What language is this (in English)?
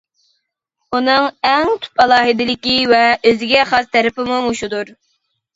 Uyghur